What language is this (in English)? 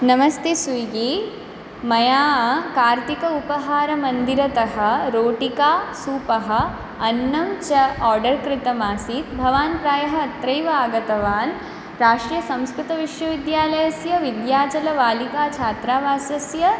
Sanskrit